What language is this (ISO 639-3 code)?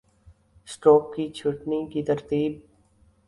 urd